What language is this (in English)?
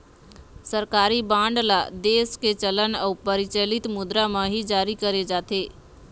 Chhattisgarhi